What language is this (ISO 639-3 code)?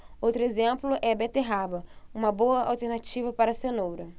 por